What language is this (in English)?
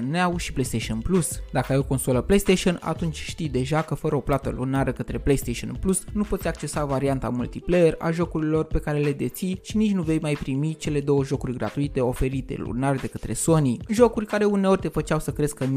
Romanian